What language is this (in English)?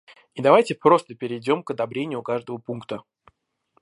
Russian